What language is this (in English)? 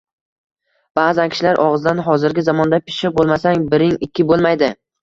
Uzbek